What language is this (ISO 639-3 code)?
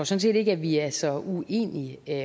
dan